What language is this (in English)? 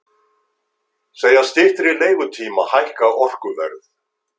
Icelandic